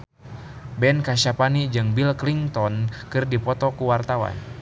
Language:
Sundanese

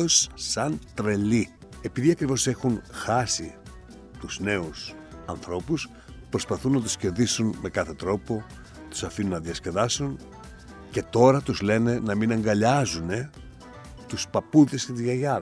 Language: Greek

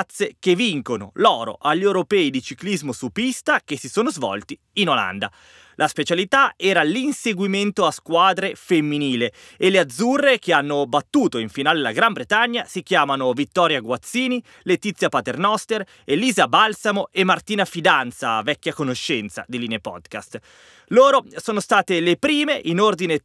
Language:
Italian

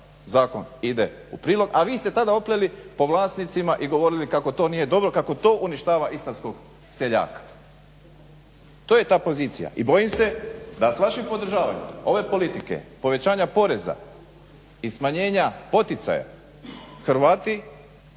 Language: Croatian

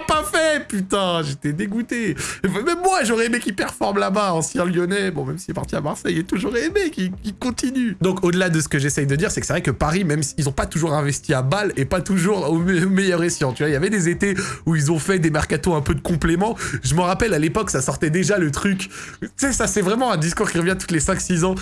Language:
French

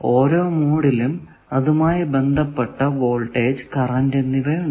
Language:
Malayalam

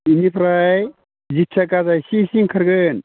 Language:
Bodo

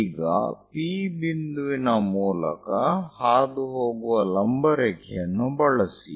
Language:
Kannada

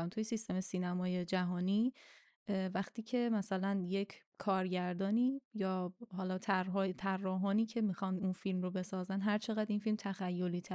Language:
Persian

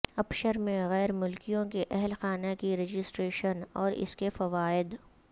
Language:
Urdu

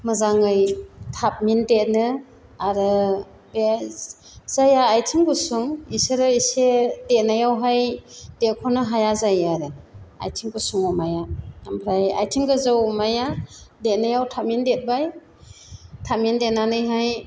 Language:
Bodo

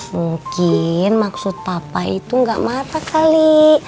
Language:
Indonesian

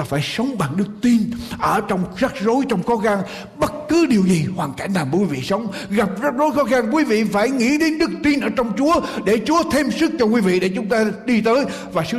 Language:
Vietnamese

